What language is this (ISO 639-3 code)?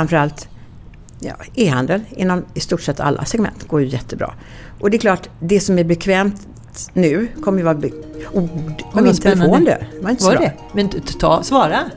swe